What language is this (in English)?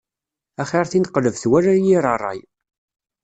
Kabyle